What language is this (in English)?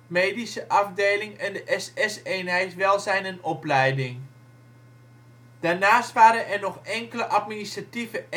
Dutch